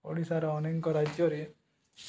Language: Odia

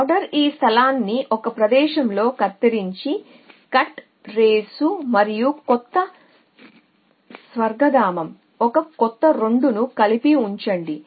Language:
Telugu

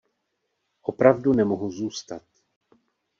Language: Czech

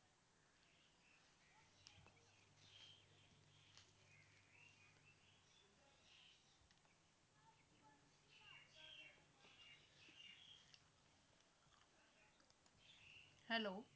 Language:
Punjabi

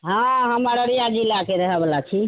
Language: Maithili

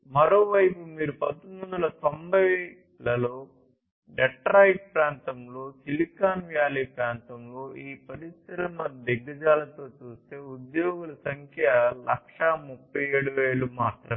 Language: Telugu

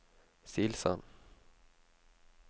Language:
Norwegian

